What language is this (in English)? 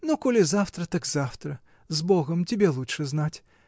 Russian